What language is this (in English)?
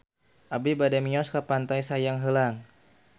Sundanese